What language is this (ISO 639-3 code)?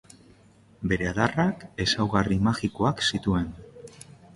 eus